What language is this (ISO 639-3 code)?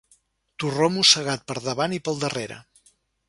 cat